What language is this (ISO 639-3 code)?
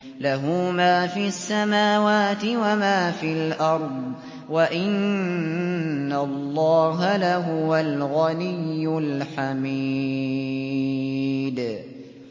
ara